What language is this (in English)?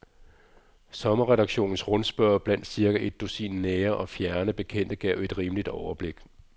Danish